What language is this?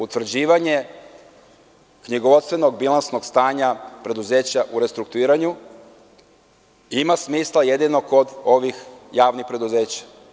Serbian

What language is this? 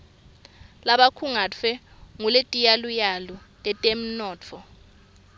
Swati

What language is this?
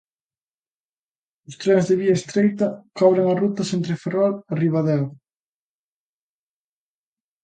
Galician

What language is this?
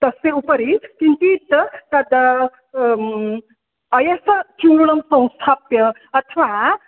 Sanskrit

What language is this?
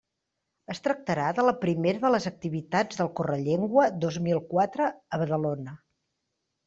Catalan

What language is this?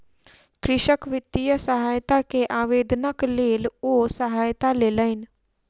Maithili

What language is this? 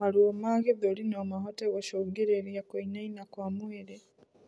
Kikuyu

